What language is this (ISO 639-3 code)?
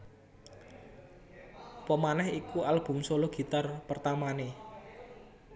jav